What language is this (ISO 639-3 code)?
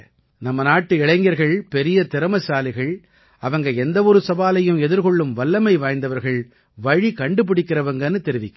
tam